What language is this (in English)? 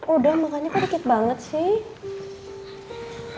Indonesian